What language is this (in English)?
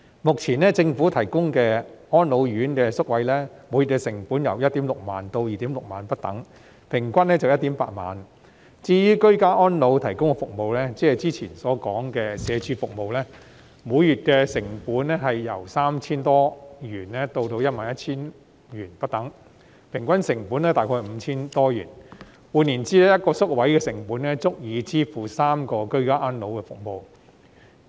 Cantonese